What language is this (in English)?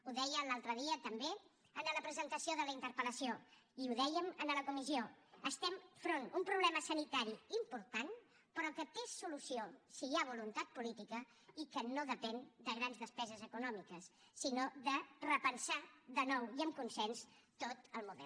Catalan